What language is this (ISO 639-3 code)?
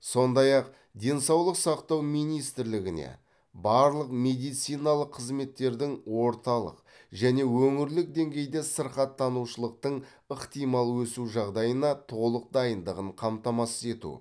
kaz